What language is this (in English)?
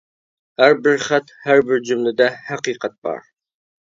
Uyghur